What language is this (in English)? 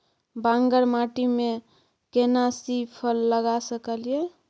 Maithili